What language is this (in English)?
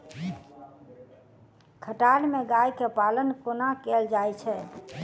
Maithili